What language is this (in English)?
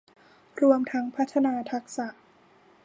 Thai